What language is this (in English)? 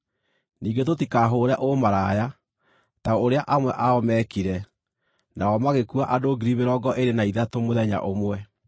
Kikuyu